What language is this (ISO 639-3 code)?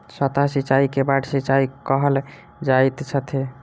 mai